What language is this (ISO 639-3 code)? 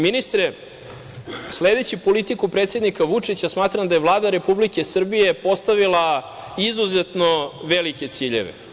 srp